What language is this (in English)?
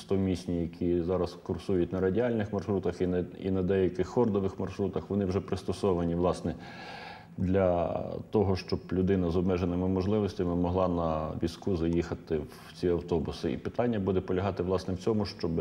Ukrainian